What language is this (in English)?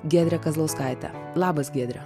Lithuanian